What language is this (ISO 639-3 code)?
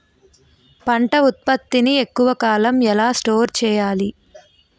tel